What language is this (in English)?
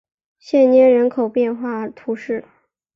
Chinese